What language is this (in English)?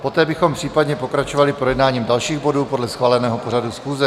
Czech